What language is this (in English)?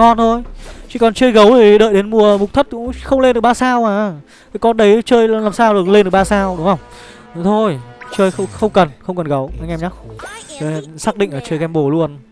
Vietnamese